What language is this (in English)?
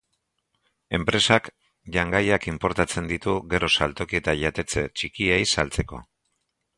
Basque